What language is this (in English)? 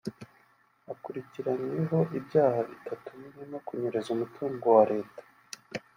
Kinyarwanda